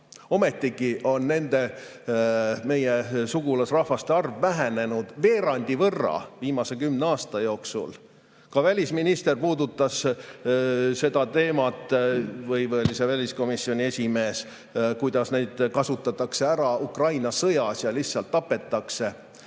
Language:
Estonian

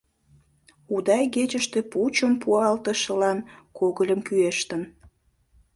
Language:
Mari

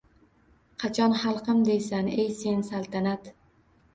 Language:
Uzbek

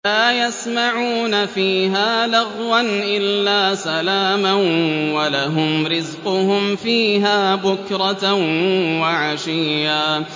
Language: Arabic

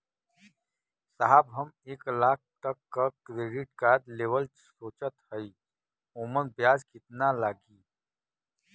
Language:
Bhojpuri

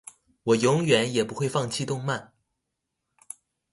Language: Chinese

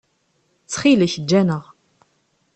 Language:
Kabyle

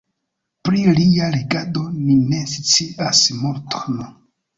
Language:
Esperanto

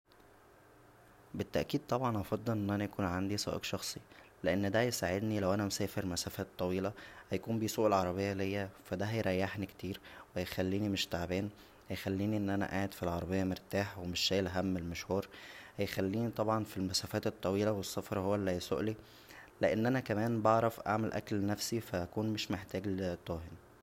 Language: Egyptian Arabic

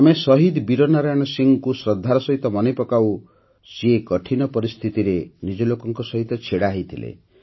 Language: Odia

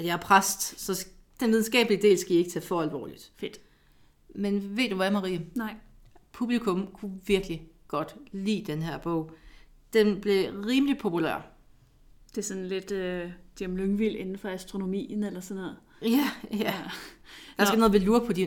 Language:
Danish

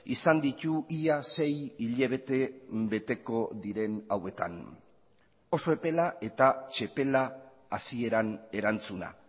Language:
Basque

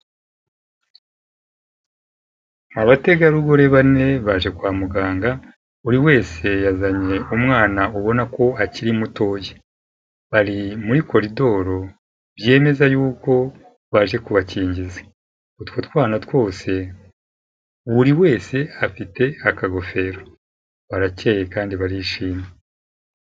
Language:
Kinyarwanda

